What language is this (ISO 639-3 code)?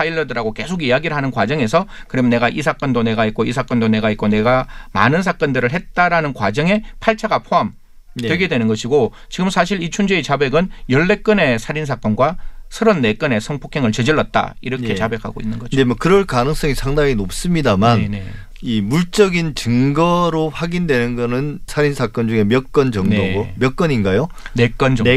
kor